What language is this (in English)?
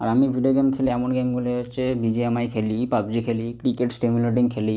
Bangla